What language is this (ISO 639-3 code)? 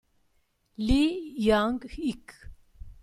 ita